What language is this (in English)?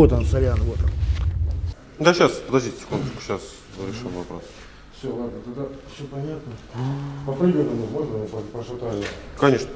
Russian